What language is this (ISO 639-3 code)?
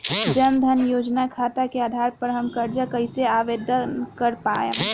bho